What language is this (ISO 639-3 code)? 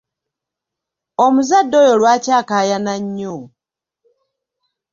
lug